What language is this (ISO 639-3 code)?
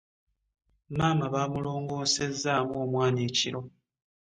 lug